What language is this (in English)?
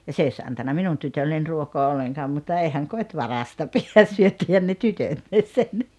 Finnish